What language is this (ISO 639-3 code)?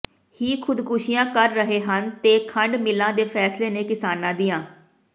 pan